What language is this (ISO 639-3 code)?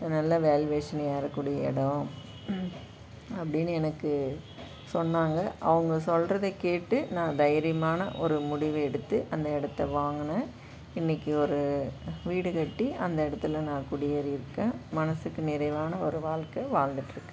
tam